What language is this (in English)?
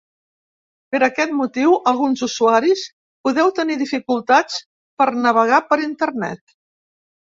Catalan